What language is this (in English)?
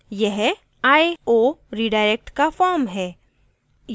Hindi